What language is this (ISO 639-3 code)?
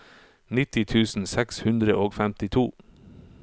nor